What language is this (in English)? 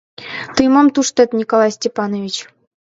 Mari